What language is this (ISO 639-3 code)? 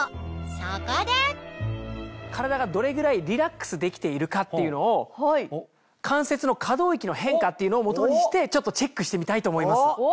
jpn